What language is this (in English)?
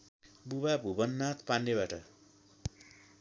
Nepali